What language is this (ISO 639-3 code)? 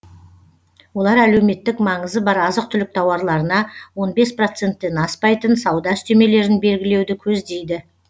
kaz